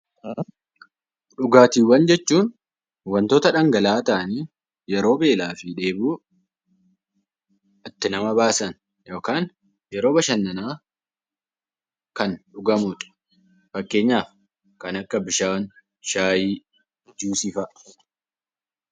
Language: Oromo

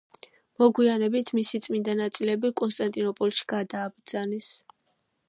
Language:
Georgian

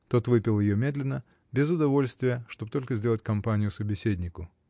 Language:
Russian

